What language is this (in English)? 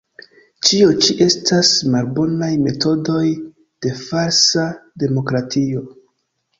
Esperanto